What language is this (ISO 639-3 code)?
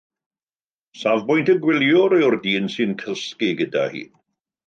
cym